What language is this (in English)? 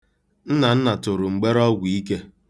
Igbo